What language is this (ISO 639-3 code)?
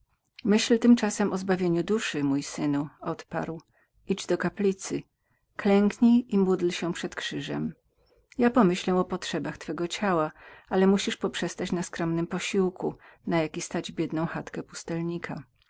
pol